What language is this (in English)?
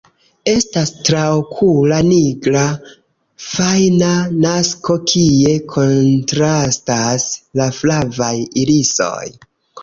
Esperanto